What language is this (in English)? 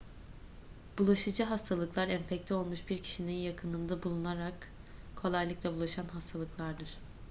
Turkish